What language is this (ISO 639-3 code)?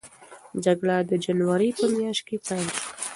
pus